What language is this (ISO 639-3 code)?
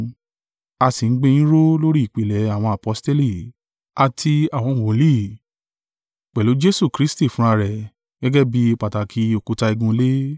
yor